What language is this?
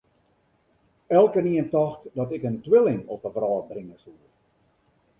Western Frisian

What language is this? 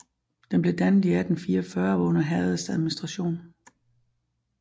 Danish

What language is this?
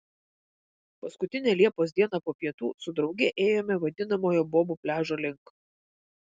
Lithuanian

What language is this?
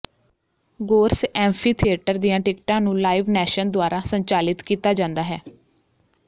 Punjabi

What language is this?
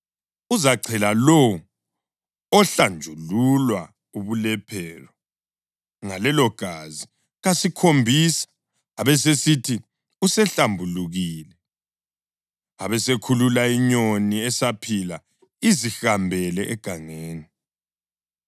North Ndebele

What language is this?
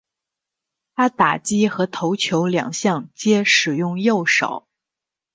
Chinese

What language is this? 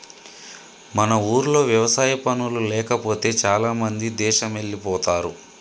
Telugu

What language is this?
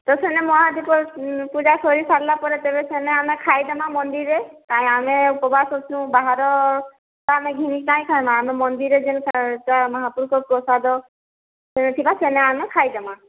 Odia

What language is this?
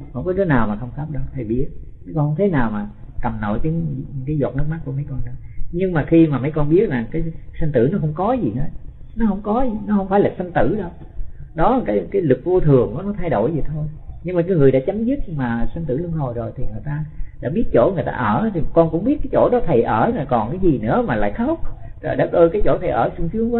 Vietnamese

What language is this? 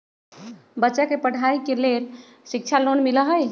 Magahi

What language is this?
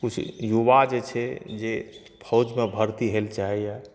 Maithili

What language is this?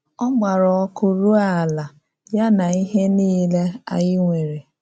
Igbo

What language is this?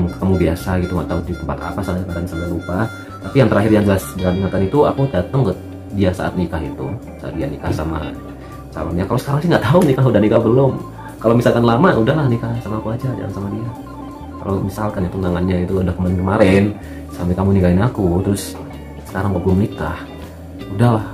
Indonesian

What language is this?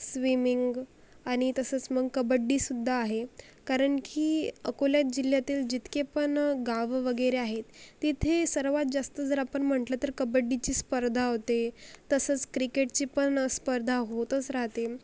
Marathi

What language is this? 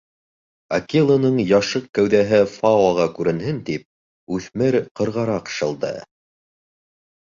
Bashkir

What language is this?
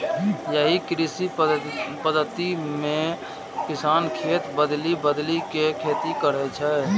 Maithili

